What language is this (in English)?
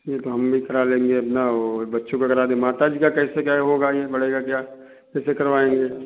Hindi